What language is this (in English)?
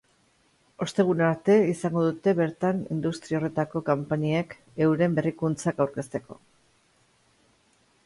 Basque